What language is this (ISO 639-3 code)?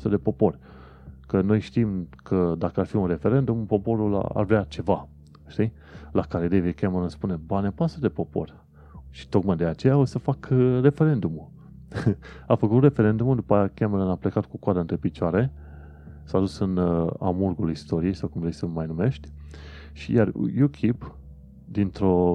ron